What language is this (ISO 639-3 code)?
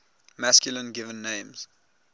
eng